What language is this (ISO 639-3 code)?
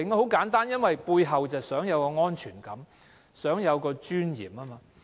yue